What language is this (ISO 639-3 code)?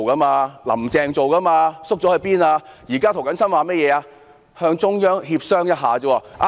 yue